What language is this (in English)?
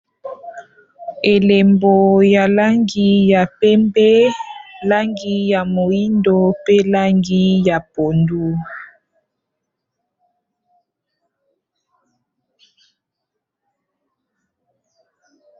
Lingala